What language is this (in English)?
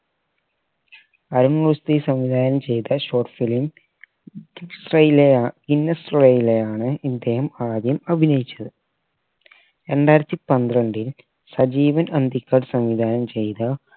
Malayalam